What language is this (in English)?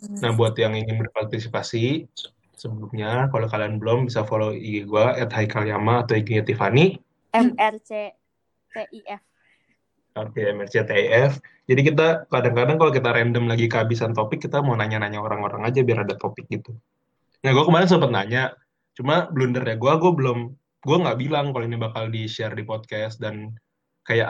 Indonesian